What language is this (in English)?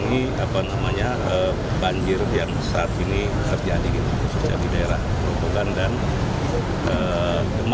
Indonesian